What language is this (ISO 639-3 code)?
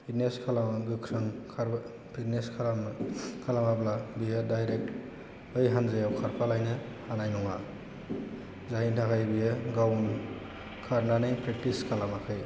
brx